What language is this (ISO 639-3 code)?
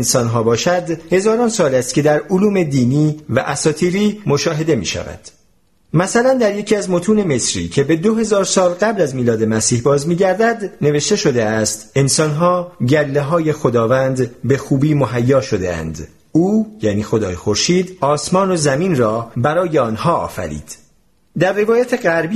fas